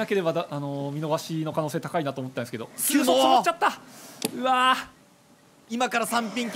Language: Japanese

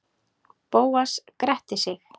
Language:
Icelandic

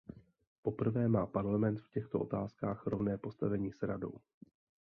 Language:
Czech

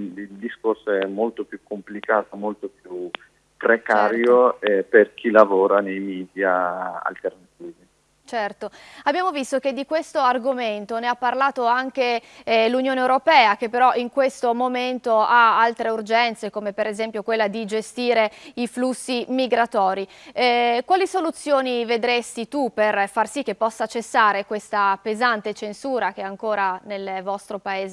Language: Italian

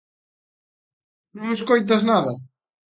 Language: Galician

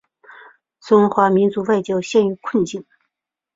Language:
Chinese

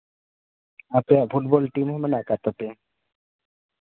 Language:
Santali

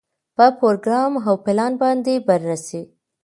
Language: Pashto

